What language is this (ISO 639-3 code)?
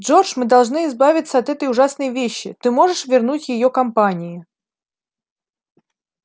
rus